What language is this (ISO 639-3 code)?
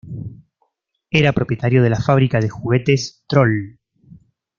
spa